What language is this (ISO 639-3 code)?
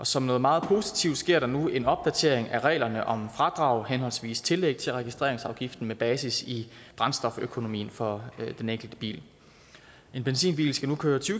dan